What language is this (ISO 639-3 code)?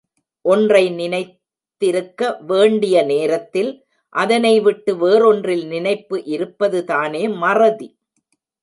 tam